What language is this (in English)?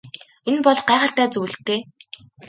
Mongolian